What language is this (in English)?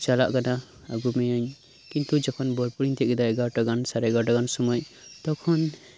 Santali